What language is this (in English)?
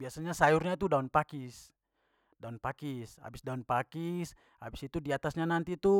Papuan Malay